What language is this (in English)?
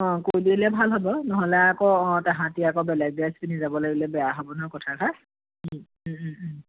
Assamese